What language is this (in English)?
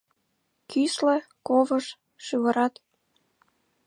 Mari